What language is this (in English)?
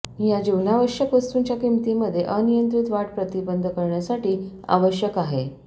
Marathi